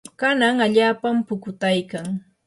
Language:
Yanahuanca Pasco Quechua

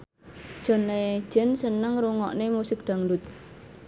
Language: Javanese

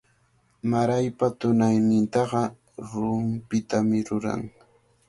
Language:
Cajatambo North Lima Quechua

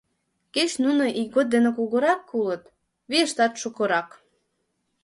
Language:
Mari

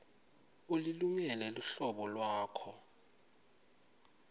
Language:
Swati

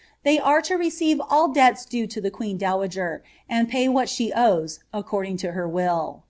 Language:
English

